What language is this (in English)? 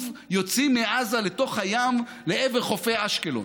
Hebrew